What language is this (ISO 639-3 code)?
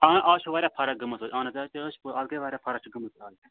kas